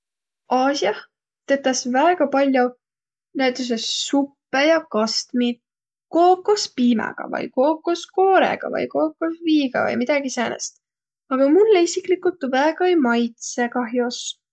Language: Võro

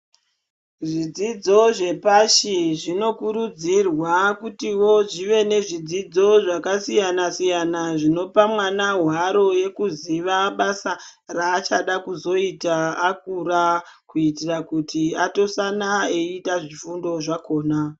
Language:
Ndau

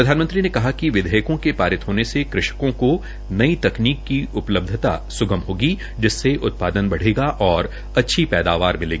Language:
Hindi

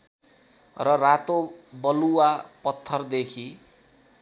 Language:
Nepali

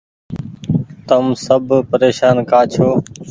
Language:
Goaria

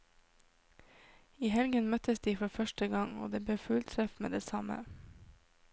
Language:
Norwegian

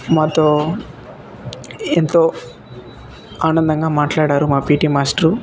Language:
Telugu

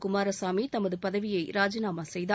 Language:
Tamil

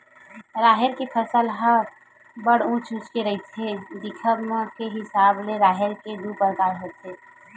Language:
Chhattisgarhi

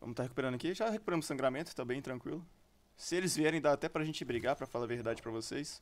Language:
Portuguese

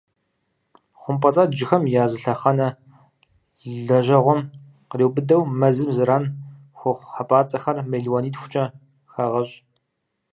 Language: Kabardian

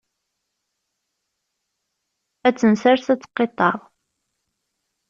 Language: Kabyle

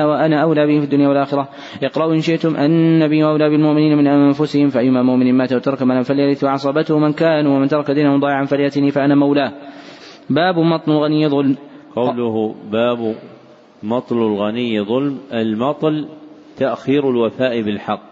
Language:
Arabic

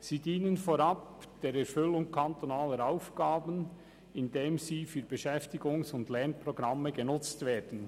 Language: Swiss German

